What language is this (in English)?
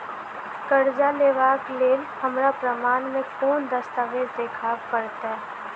Maithili